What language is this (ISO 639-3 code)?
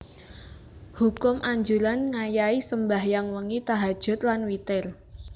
jav